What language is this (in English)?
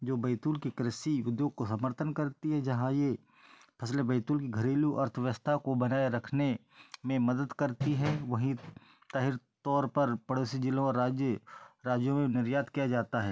Hindi